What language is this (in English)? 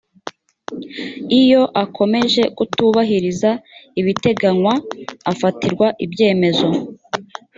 Kinyarwanda